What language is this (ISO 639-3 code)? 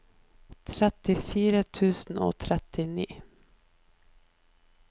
nor